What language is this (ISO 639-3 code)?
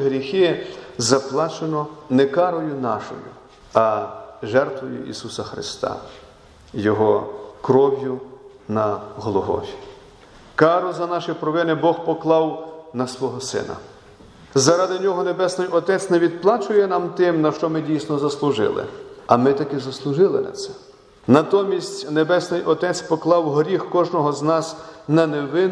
ukr